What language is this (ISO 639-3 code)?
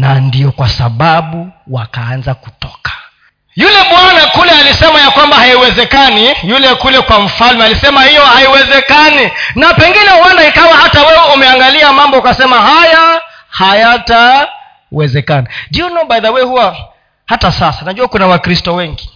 swa